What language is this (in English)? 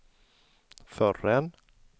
Swedish